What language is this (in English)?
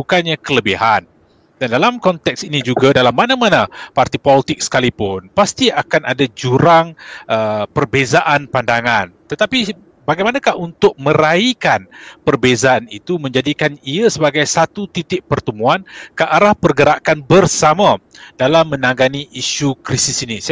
Malay